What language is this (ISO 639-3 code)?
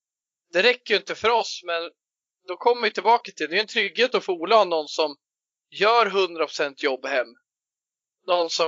swe